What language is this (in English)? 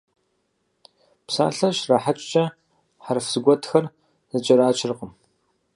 Kabardian